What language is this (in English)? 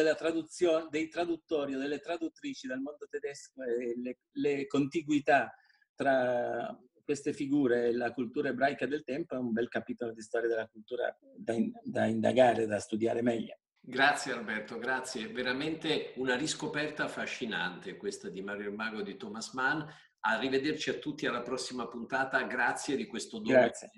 Italian